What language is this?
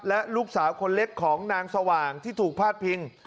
Thai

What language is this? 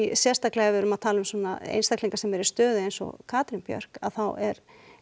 Icelandic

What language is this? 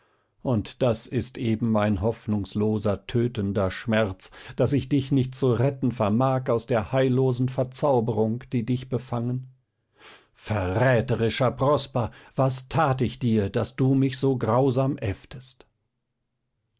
German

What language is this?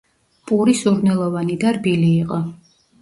Georgian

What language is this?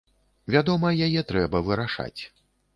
Belarusian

